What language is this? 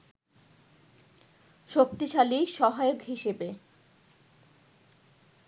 Bangla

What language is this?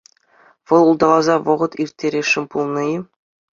Chuvash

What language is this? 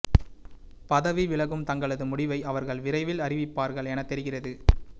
Tamil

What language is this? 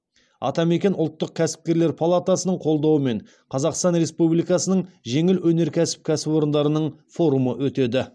Kazakh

